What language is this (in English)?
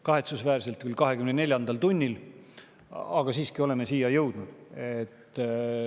Estonian